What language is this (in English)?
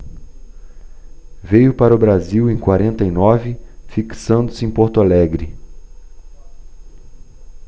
Portuguese